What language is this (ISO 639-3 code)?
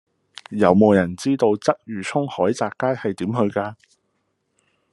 yue